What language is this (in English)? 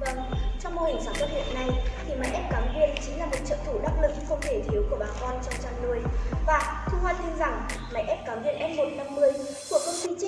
Vietnamese